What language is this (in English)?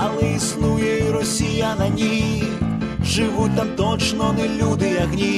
Ukrainian